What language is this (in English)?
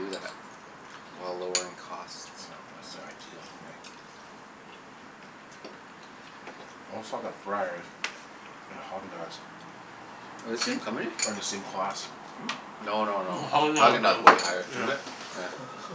English